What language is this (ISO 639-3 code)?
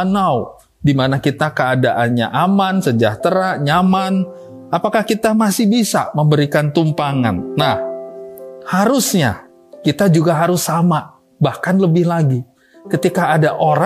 ind